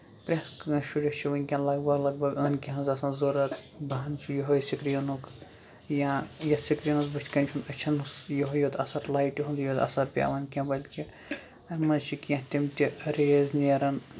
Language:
Kashmiri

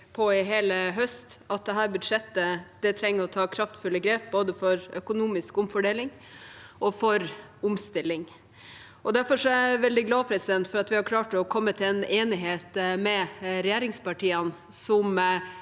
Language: Norwegian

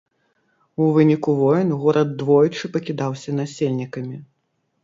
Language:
Belarusian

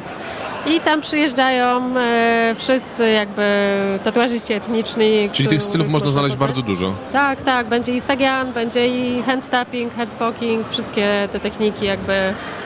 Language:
Polish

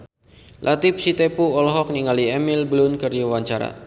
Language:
Sundanese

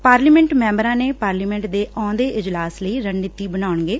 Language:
Punjabi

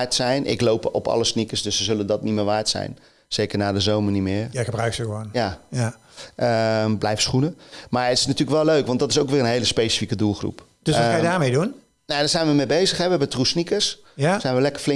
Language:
Dutch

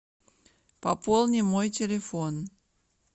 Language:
Russian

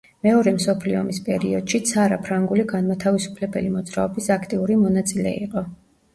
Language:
Georgian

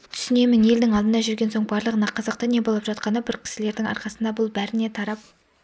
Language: Kazakh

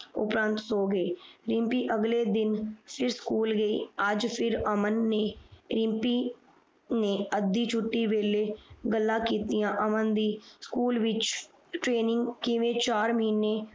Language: Punjabi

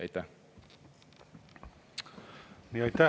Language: Estonian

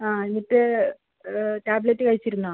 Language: Malayalam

